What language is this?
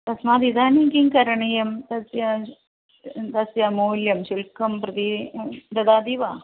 Sanskrit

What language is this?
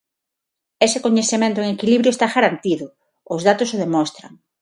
Galician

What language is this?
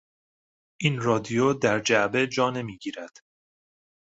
Persian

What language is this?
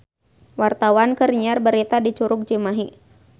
Sundanese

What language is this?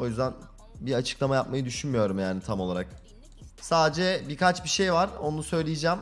Turkish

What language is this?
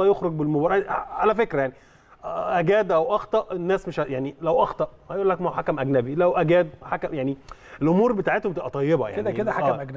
Arabic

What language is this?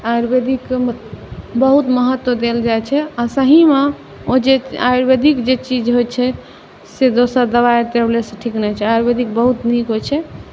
Maithili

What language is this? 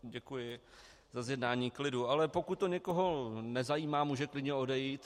Czech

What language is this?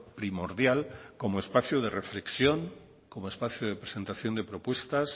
Spanish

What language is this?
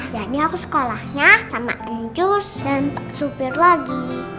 Indonesian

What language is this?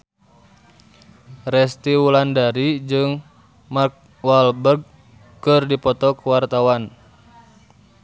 Sundanese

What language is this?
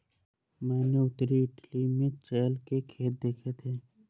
Hindi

